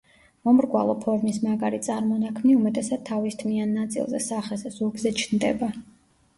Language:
Georgian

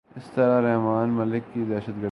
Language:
Urdu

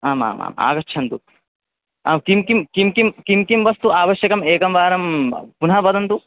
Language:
Sanskrit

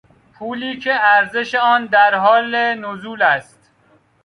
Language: Persian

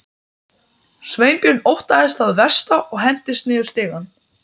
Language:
Icelandic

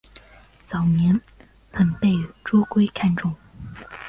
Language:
Chinese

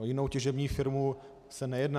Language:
Czech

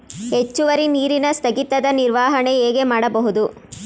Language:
Kannada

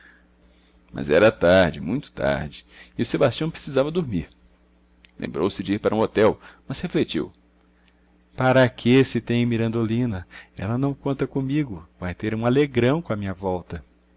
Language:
Portuguese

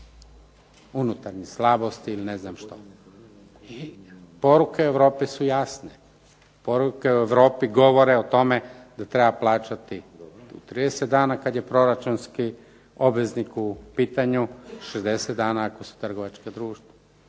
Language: Croatian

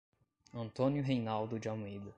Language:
Portuguese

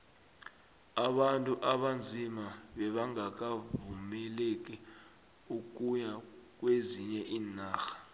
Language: South Ndebele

